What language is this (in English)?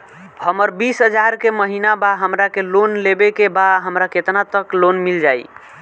Bhojpuri